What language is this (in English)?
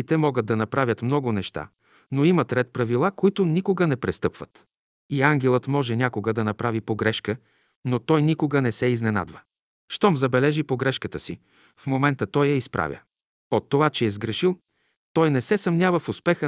Bulgarian